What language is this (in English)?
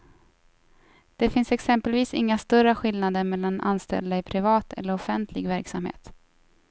Swedish